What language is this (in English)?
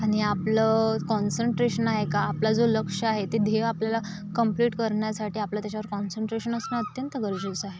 Marathi